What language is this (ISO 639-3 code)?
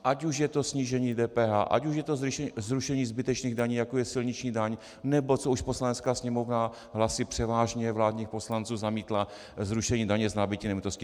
ces